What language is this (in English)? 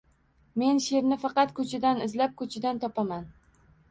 Uzbek